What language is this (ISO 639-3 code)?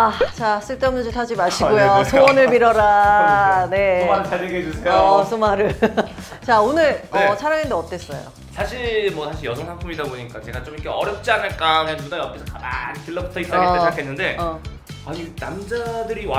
kor